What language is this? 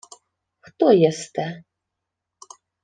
Ukrainian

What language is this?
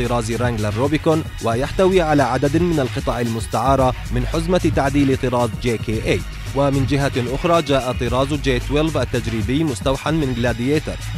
Arabic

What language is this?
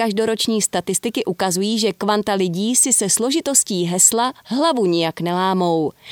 Czech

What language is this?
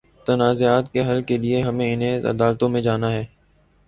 Urdu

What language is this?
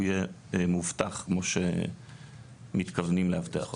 Hebrew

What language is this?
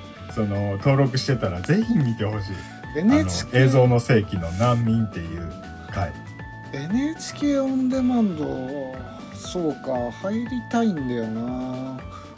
Japanese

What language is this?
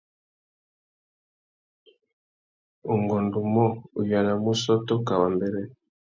Tuki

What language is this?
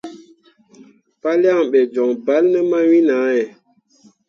Mundang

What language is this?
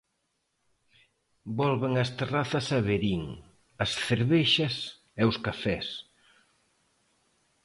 Galician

